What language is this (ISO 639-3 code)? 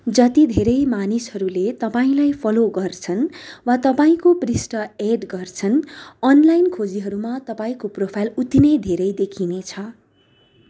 nep